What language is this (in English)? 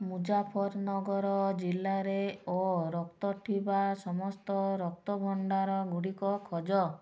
Odia